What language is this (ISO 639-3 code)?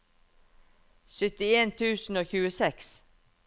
nor